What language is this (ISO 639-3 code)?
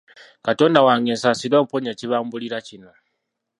lug